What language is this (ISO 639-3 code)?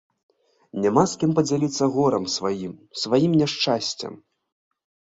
bel